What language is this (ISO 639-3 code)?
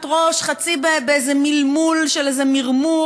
heb